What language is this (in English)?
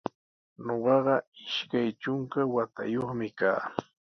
Sihuas Ancash Quechua